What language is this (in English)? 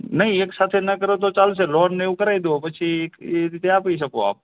Gujarati